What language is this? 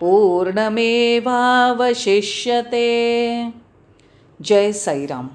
Marathi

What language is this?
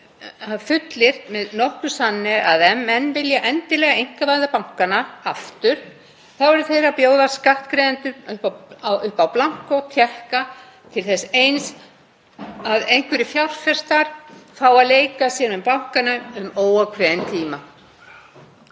Icelandic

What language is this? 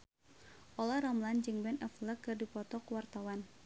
Sundanese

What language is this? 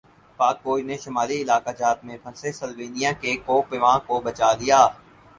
Urdu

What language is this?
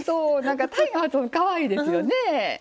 Japanese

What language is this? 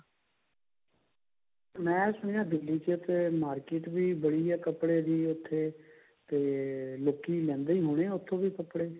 Punjabi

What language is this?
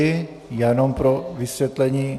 Czech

